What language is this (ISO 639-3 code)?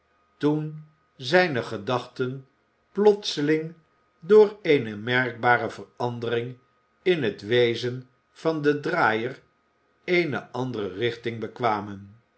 nld